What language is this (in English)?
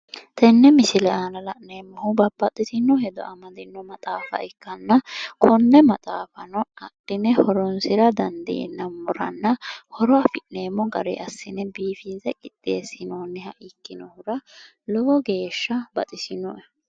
Sidamo